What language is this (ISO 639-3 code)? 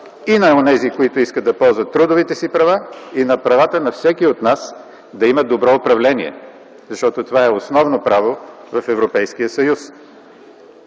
bul